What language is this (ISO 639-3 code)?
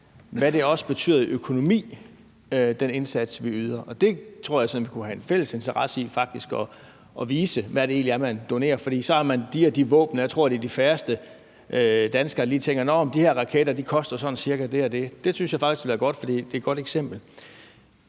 dan